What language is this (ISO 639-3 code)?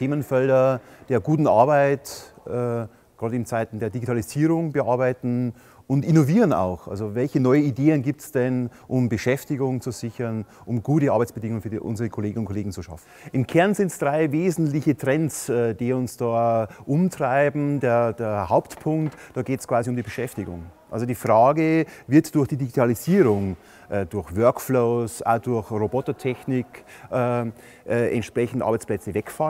deu